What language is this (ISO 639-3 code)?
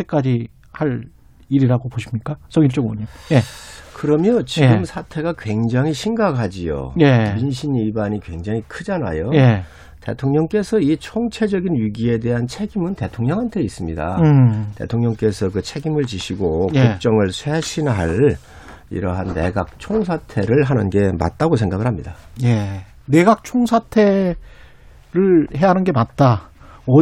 kor